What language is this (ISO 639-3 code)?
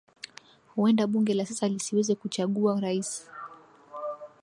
swa